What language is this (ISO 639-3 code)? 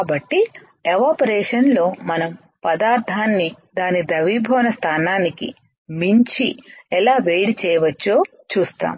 tel